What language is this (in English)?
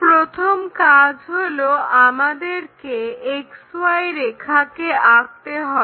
Bangla